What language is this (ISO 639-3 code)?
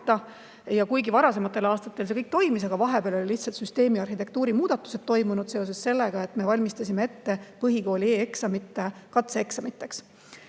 est